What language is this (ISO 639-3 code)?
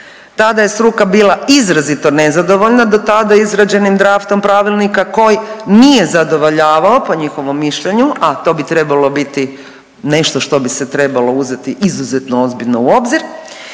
hrv